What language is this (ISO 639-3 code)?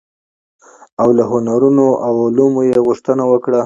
pus